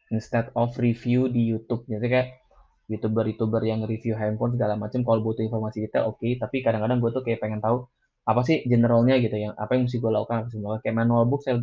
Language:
Indonesian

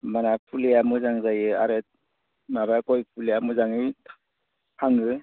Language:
Bodo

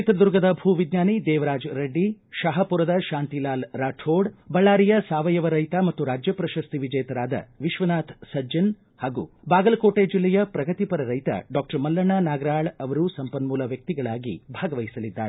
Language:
Kannada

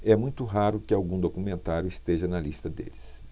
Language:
Portuguese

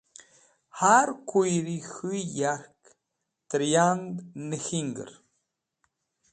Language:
Wakhi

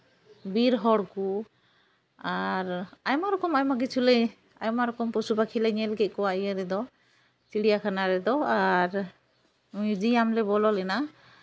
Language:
Santali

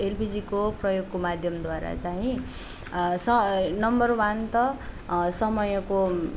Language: Nepali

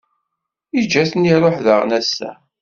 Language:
Kabyle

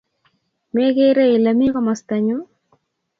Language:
Kalenjin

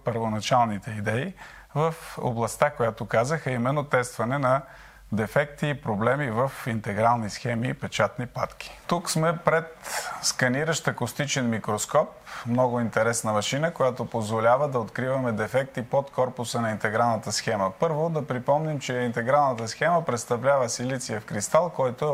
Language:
Bulgarian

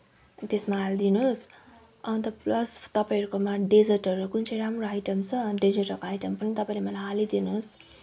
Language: Nepali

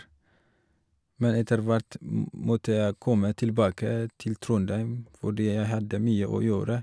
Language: Norwegian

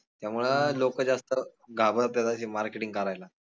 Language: Marathi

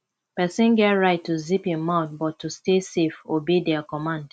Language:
Nigerian Pidgin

